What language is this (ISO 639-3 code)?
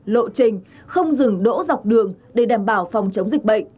vie